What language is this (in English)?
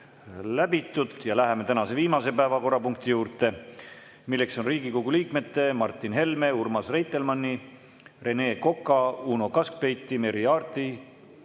Estonian